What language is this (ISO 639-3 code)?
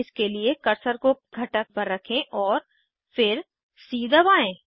hin